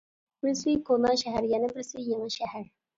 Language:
Uyghur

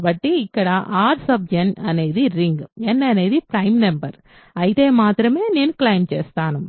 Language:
Telugu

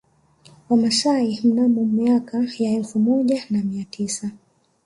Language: Swahili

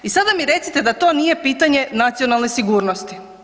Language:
Croatian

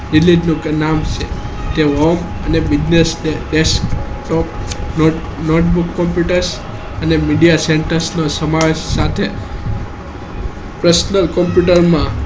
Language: Gujarati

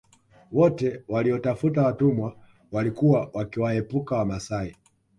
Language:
Swahili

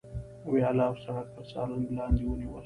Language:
Pashto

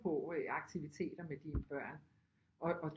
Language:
Danish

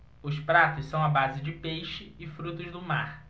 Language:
Portuguese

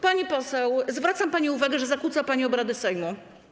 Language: Polish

